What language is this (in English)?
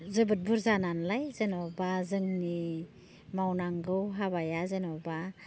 Bodo